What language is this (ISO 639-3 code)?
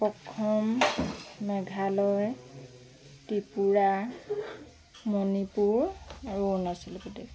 asm